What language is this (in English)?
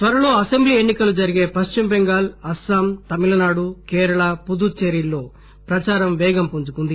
Telugu